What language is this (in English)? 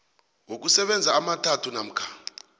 South Ndebele